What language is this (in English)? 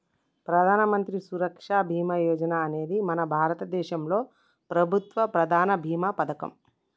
Telugu